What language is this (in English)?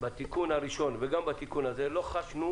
Hebrew